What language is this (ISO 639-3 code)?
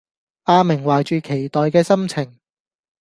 yue